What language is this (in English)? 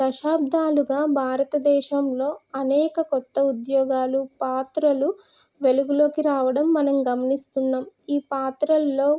Telugu